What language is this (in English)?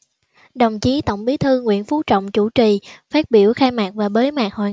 Vietnamese